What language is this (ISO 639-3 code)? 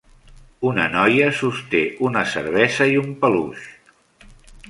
cat